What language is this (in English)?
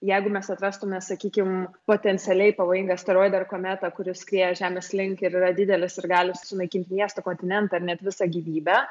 Lithuanian